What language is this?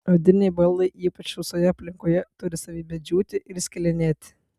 Lithuanian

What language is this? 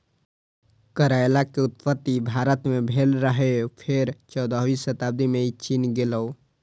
Maithili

